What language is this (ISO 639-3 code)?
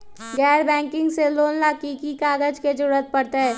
mag